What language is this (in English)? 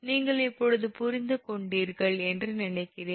Tamil